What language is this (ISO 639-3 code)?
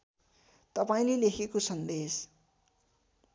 nep